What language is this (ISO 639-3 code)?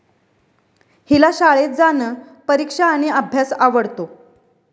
mar